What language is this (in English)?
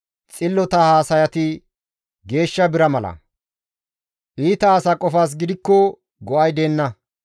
Gamo